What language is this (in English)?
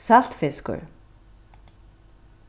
Faroese